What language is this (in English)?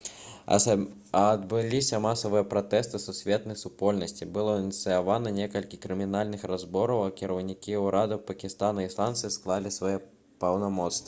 Belarusian